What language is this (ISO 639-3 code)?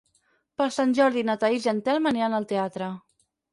cat